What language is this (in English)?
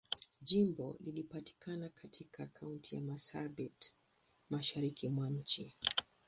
Swahili